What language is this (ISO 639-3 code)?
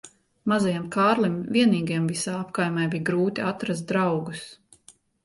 lav